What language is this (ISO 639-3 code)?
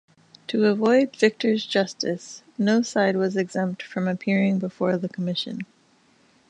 eng